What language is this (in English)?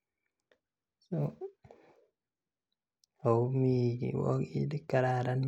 Kalenjin